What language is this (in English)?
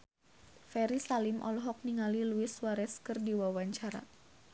Sundanese